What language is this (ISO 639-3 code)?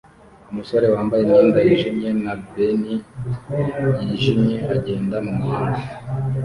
kin